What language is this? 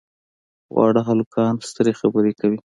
Pashto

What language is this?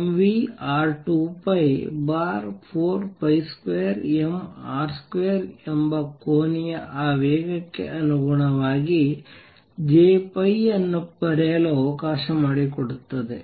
Kannada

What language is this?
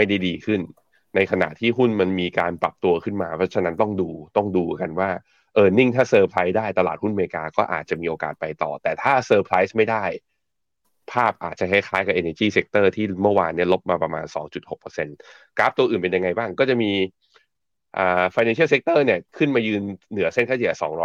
Thai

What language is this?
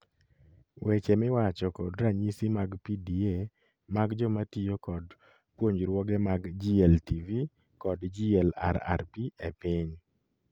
Luo (Kenya and Tanzania)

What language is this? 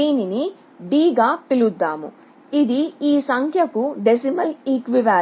Telugu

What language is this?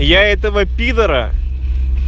Russian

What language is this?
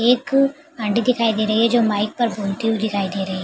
Hindi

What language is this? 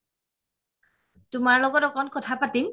Assamese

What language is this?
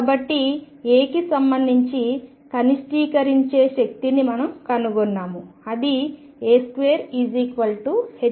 Telugu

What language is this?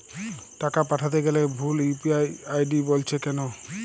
Bangla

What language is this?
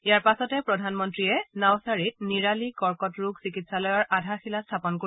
Assamese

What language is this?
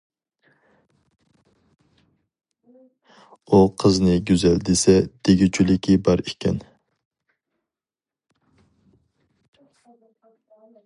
Uyghur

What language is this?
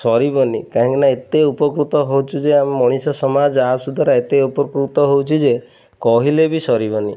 Odia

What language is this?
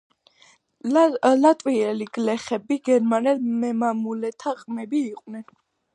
Georgian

